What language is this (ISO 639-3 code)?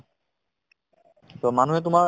asm